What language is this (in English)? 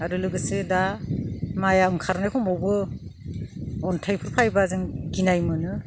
Bodo